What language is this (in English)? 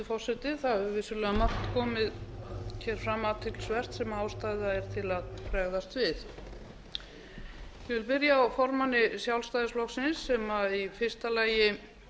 Icelandic